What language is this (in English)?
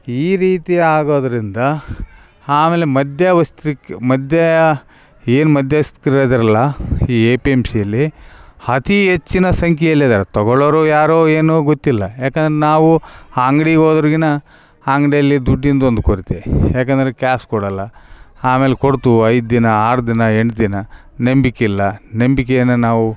Kannada